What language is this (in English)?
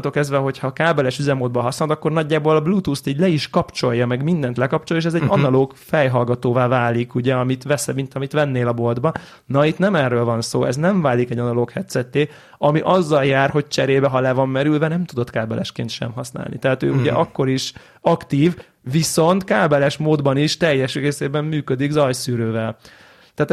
Hungarian